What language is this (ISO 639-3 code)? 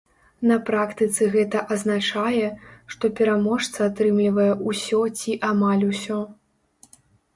bel